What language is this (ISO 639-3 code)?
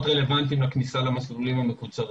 heb